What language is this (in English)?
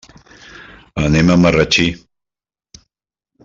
Catalan